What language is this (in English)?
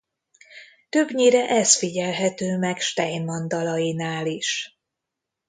Hungarian